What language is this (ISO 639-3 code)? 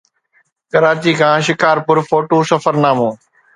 snd